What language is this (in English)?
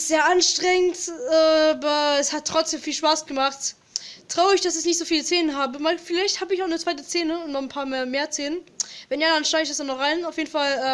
German